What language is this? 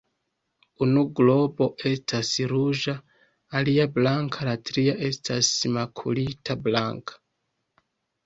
Esperanto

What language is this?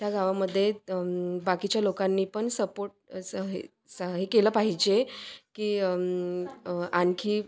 Marathi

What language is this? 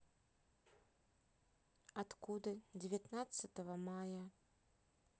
Russian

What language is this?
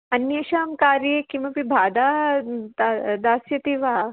Sanskrit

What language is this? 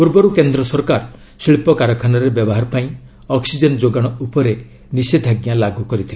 Odia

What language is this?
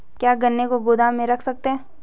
Hindi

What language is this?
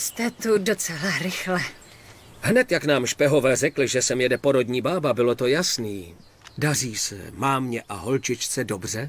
Czech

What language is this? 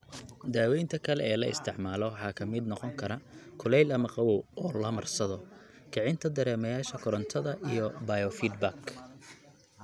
Somali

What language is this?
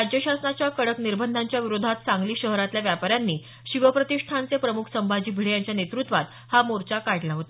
Marathi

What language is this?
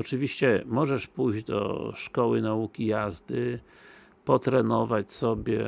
Polish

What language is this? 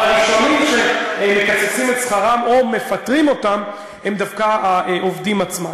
Hebrew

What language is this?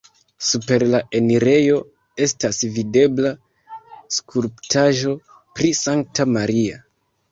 Esperanto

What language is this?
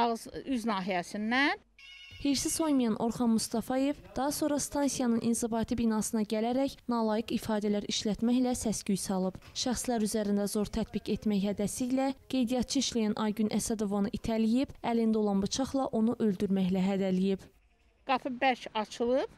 Turkish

